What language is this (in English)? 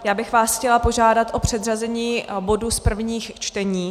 Czech